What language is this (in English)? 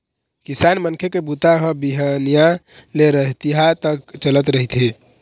Chhattisgarhi